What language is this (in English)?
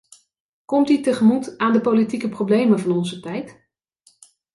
Dutch